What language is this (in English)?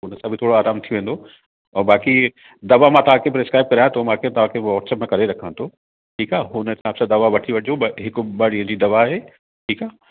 Sindhi